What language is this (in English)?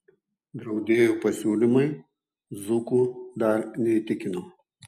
Lithuanian